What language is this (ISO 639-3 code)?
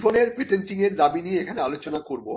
ben